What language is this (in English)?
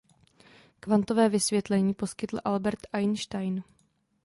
Czech